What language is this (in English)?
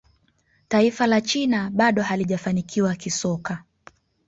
Swahili